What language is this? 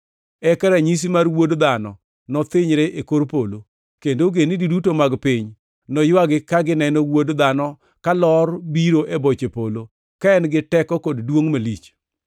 Luo (Kenya and Tanzania)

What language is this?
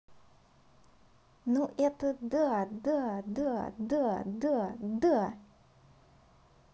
Russian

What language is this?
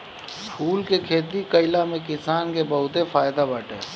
Bhojpuri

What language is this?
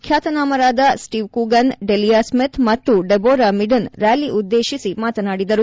Kannada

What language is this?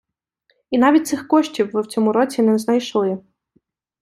Ukrainian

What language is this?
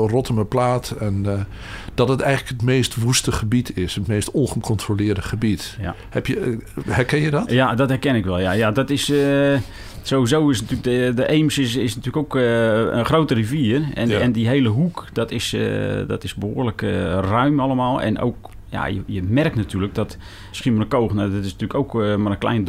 Dutch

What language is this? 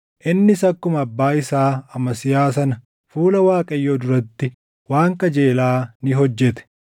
Oromo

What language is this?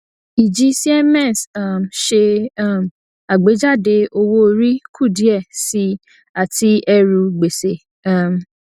Yoruba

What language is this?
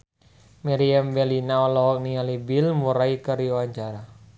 Sundanese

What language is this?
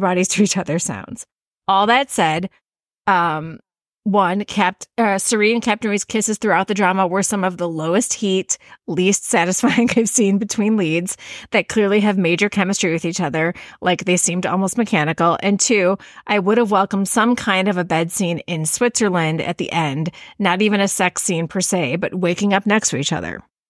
English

